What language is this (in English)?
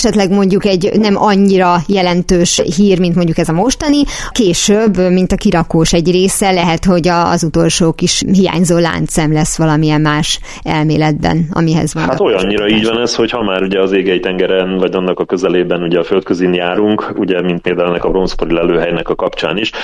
Hungarian